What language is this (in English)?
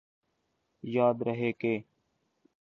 Urdu